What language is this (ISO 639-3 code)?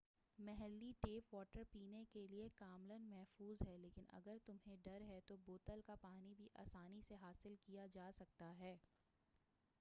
urd